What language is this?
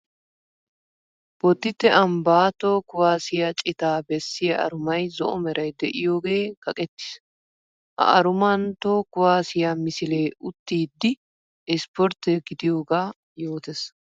Wolaytta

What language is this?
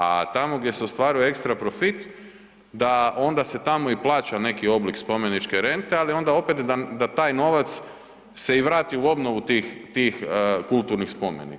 Croatian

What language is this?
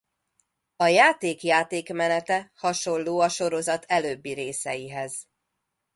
Hungarian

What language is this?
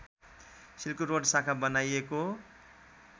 Nepali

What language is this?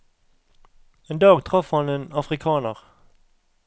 Norwegian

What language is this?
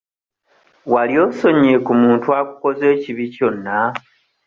Ganda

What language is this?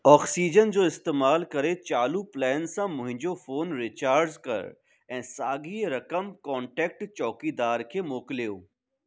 Sindhi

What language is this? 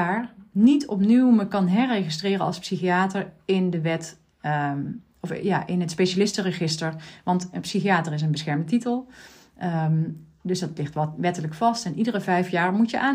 Dutch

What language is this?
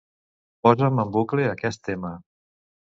Catalan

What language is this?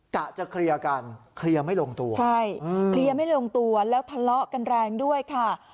Thai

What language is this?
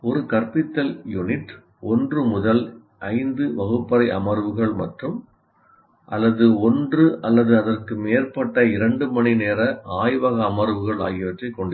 Tamil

